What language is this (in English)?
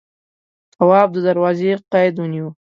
Pashto